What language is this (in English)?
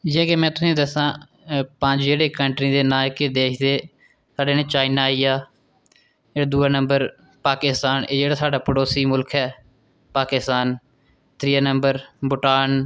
Dogri